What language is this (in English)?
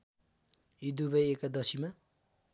Nepali